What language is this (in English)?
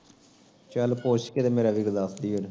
Punjabi